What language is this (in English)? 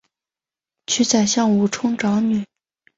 Chinese